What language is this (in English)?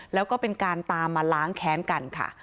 Thai